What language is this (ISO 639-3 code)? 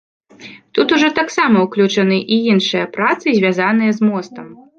bel